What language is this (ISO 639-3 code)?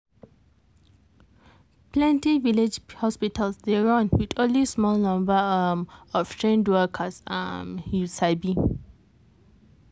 pcm